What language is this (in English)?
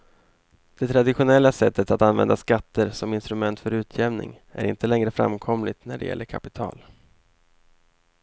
Swedish